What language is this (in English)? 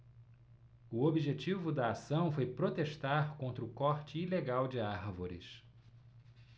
Portuguese